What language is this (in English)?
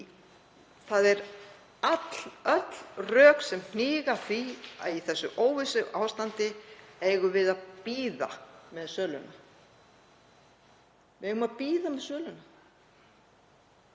Icelandic